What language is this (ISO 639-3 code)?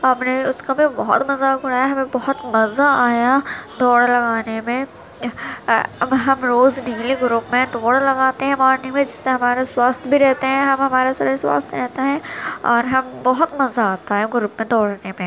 urd